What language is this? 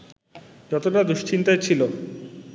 Bangla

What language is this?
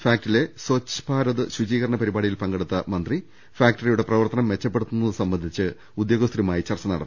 Malayalam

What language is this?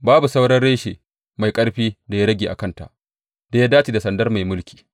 Hausa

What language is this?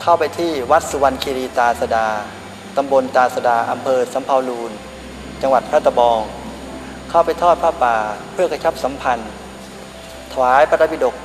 Thai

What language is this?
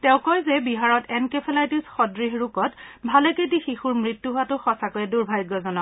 Assamese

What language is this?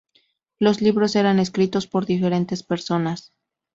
Spanish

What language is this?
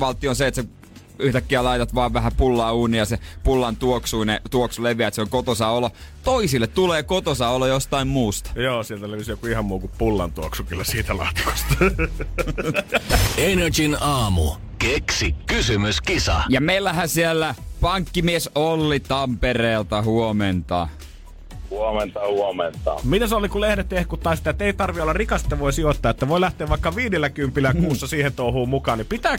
Finnish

